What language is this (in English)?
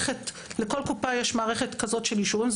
Hebrew